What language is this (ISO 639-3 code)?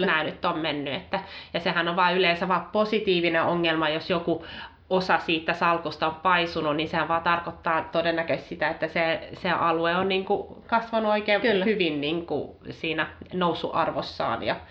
fin